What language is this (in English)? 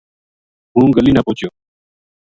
Gujari